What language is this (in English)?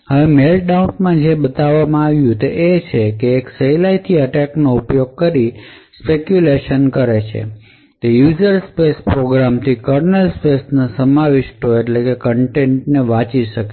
Gujarati